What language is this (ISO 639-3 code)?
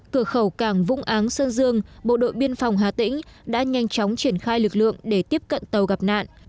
vie